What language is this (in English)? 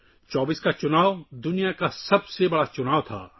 Urdu